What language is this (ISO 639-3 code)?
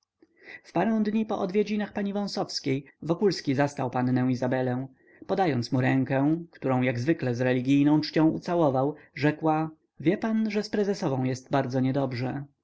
pol